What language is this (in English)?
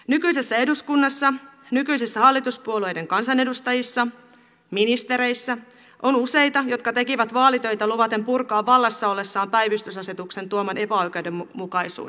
Finnish